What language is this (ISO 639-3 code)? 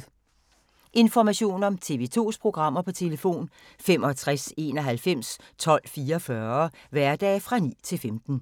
dan